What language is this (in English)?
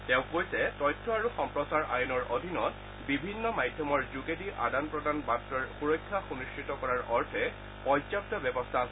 Assamese